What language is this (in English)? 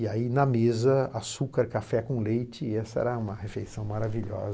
Portuguese